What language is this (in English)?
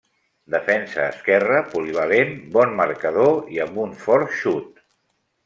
Catalan